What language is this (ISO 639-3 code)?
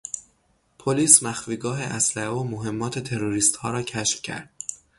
fas